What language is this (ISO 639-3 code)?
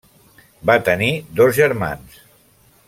cat